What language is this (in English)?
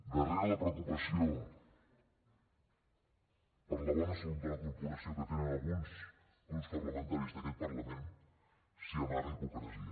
Catalan